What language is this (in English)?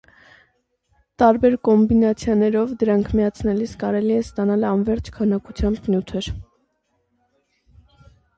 Armenian